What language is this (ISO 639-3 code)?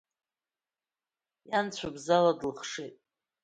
abk